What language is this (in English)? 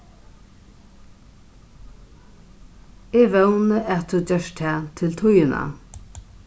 Faroese